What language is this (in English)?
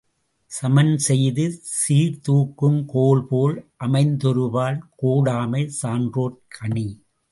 Tamil